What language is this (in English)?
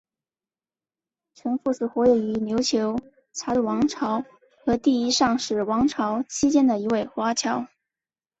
Chinese